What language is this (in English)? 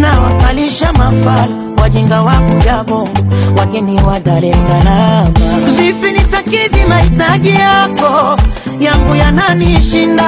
Swahili